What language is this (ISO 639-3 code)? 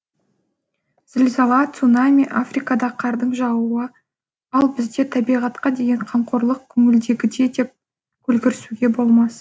kaz